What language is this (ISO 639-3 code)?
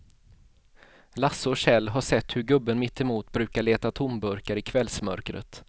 swe